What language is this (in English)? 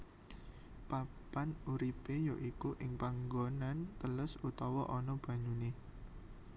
Javanese